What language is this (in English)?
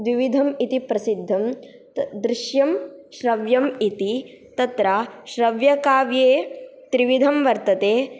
Sanskrit